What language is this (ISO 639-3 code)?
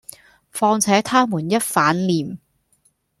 yue